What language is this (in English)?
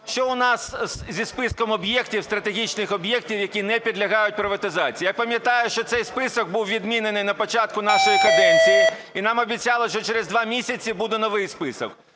Ukrainian